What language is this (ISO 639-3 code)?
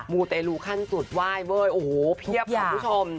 tha